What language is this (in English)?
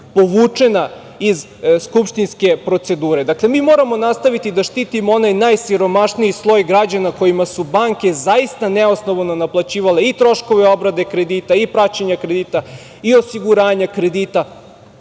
Serbian